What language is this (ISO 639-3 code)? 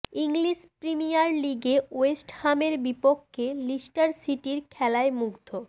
ben